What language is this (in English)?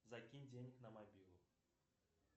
Russian